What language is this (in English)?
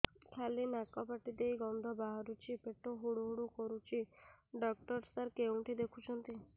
Odia